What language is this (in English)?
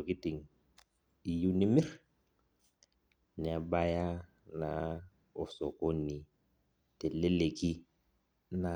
Masai